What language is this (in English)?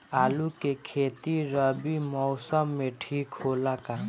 Bhojpuri